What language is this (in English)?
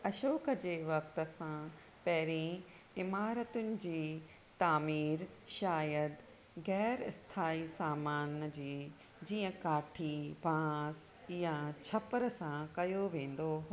Sindhi